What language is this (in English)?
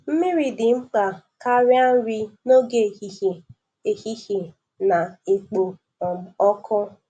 Igbo